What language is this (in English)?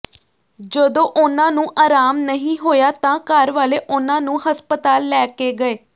Punjabi